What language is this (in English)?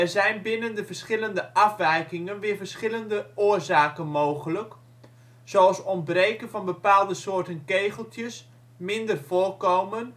Dutch